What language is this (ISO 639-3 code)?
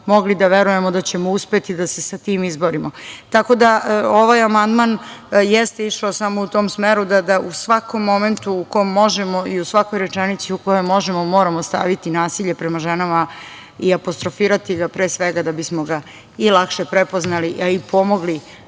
srp